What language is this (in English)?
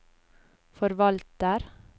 Norwegian